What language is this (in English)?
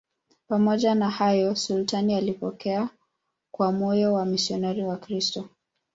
Swahili